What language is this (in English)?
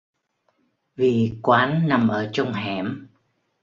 Vietnamese